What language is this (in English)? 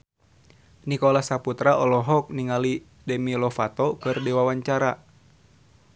Sundanese